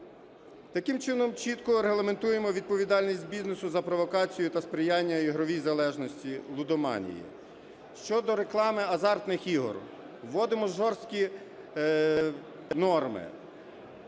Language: Ukrainian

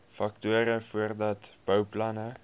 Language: Afrikaans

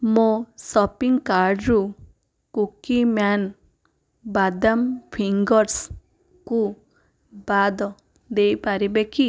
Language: Odia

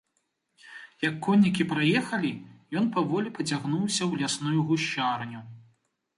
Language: Belarusian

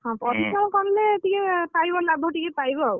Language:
Odia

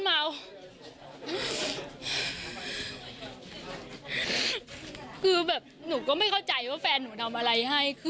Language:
Thai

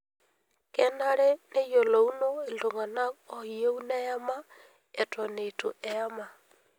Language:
Masai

